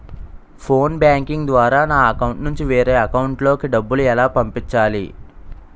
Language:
Telugu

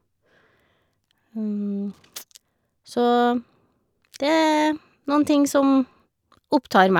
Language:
Norwegian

